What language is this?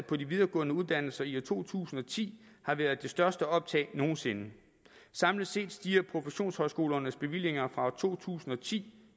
Danish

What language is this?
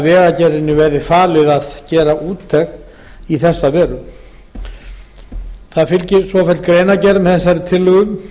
Icelandic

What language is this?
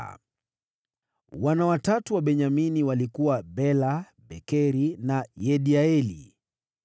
Swahili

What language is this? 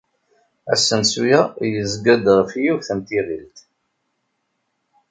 Kabyle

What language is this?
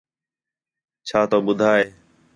Khetrani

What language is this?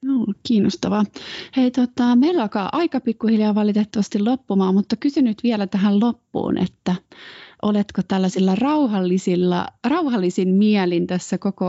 Finnish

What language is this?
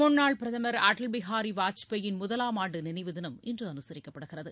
Tamil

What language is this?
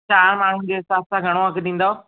Sindhi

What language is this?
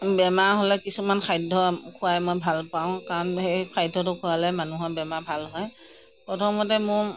Assamese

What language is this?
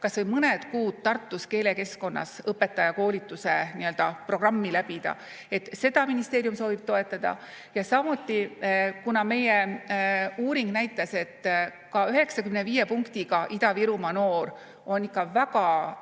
Estonian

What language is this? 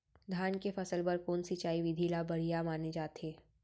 Chhattisgarhi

